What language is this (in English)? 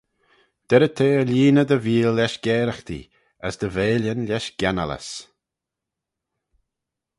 Manx